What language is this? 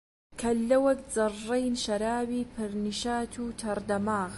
Central Kurdish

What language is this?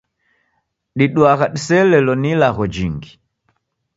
Taita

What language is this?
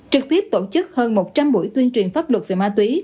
Vietnamese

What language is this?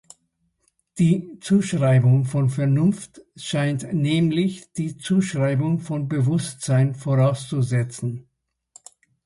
German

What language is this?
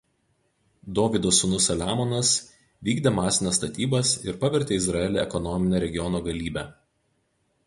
Lithuanian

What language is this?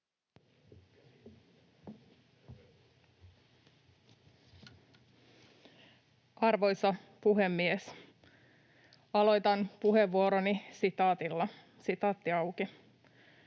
Finnish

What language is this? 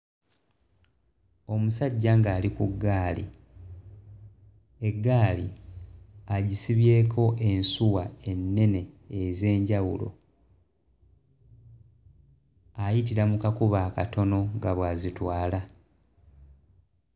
Ganda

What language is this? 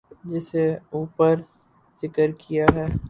Urdu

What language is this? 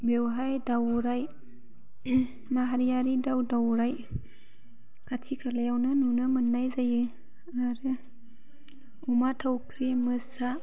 Bodo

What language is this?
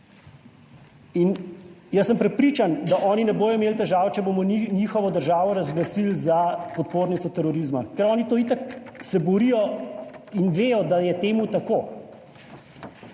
Slovenian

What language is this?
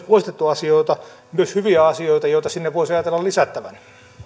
Finnish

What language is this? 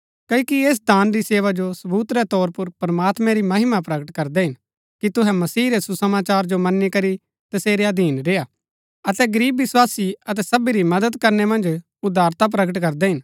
Gaddi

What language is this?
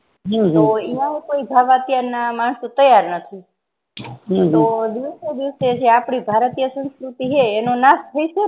Gujarati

